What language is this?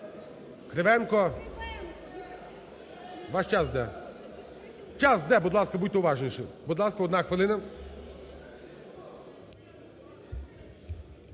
Ukrainian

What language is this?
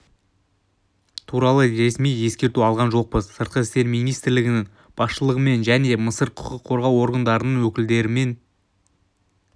Kazakh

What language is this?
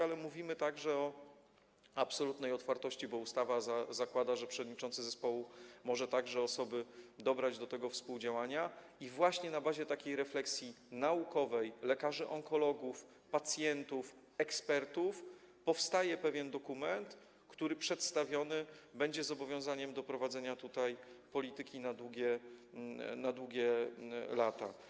Polish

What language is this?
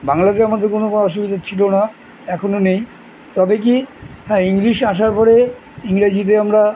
Bangla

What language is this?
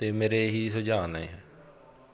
Punjabi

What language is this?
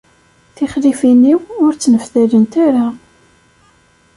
Kabyle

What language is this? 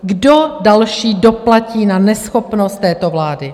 Czech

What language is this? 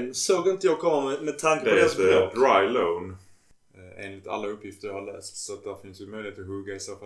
Swedish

